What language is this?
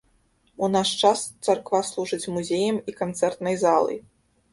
Belarusian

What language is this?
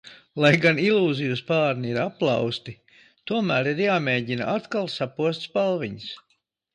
Latvian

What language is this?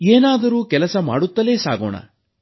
Kannada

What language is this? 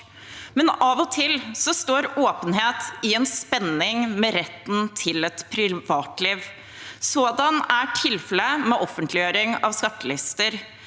Norwegian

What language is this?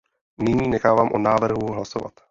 Czech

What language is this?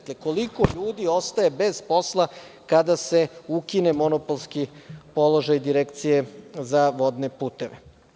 Serbian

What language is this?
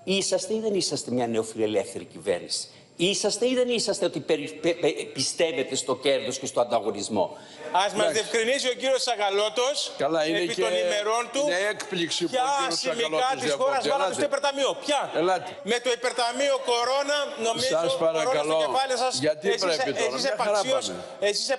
Greek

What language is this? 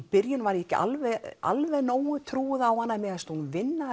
Icelandic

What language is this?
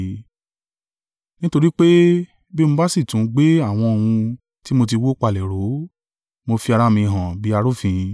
Yoruba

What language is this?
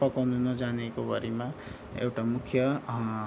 Nepali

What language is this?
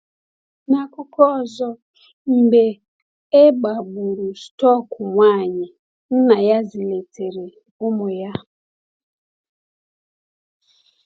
Igbo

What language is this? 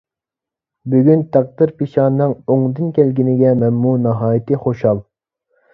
Uyghur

